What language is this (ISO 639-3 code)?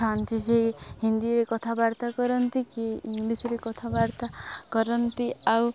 ori